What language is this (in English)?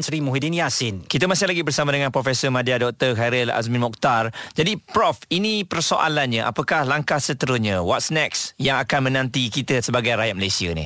Malay